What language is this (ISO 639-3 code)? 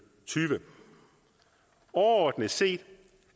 dan